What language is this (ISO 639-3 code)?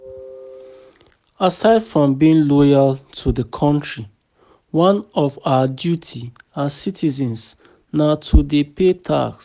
pcm